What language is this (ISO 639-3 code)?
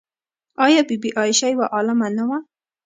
pus